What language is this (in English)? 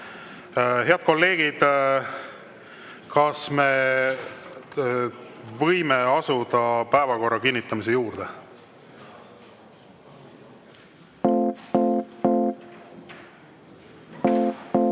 Estonian